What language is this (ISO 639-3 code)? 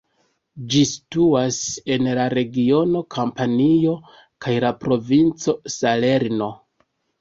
epo